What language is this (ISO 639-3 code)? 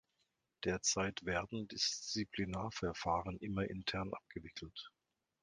deu